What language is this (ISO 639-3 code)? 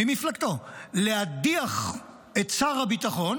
heb